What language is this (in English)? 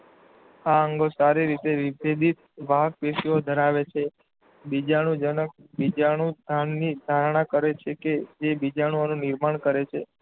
Gujarati